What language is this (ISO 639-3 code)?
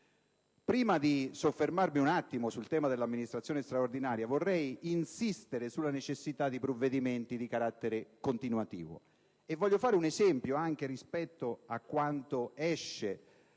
ita